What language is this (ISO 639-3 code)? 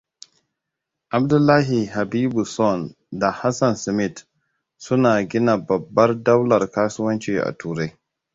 hau